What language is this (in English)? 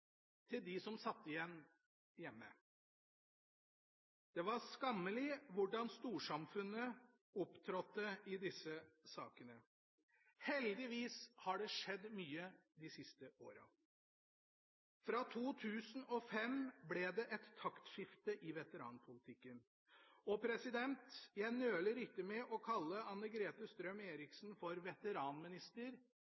Norwegian Bokmål